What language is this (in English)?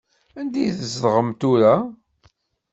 Kabyle